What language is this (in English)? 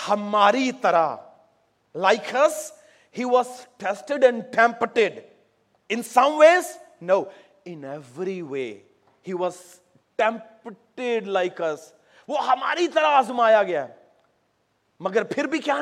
Urdu